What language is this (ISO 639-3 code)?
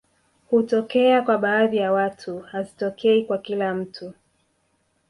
swa